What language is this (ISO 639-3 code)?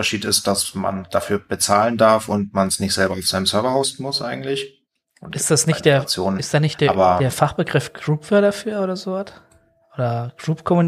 deu